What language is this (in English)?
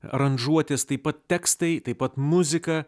Lithuanian